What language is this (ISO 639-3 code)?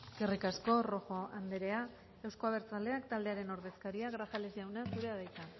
eus